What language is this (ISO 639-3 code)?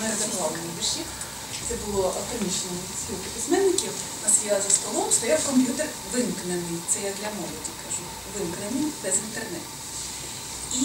ukr